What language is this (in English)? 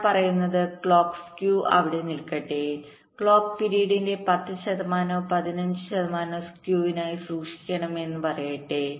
Malayalam